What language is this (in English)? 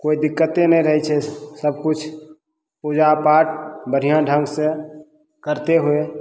Maithili